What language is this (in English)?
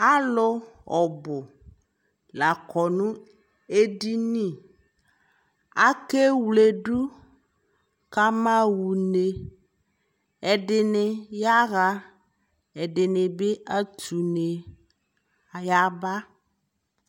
Ikposo